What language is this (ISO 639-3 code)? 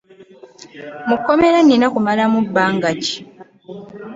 lug